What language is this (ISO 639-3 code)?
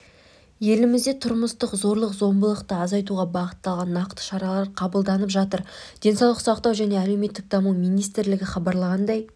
kaz